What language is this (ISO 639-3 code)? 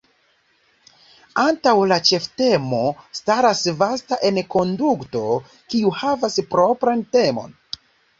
epo